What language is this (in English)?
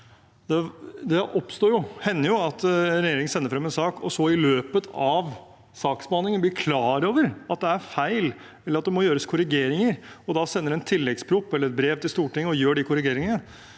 Norwegian